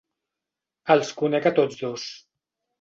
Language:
Catalan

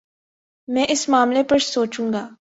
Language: Urdu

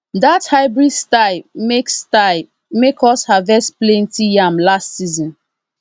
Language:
Nigerian Pidgin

